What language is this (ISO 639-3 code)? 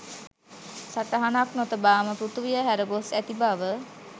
sin